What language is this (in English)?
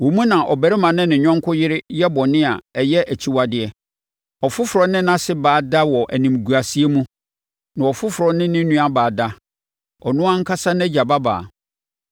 Akan